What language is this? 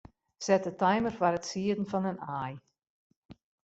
Western Frisian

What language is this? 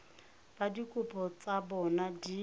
Tswana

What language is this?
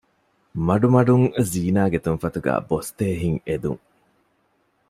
Divehi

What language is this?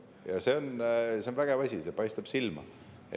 Estonian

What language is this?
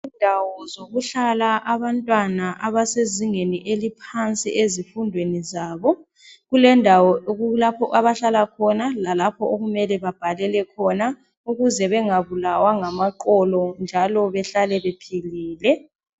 North Ndebele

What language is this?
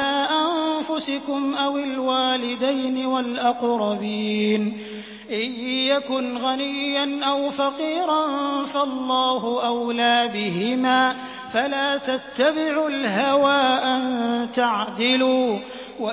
Arabic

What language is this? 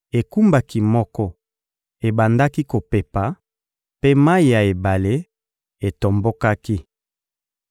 Lingala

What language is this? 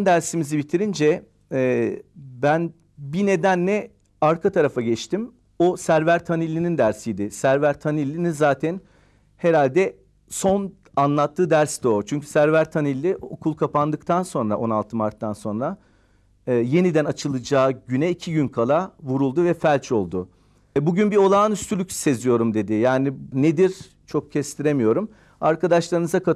Turkish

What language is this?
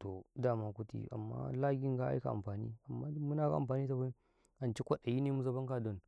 Karekare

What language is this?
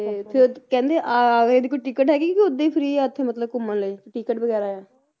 Punjabi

